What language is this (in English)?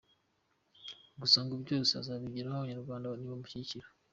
Kinyarwanda